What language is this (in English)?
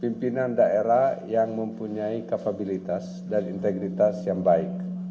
Indonesian